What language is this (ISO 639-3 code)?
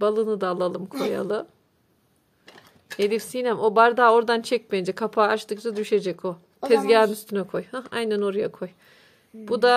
tur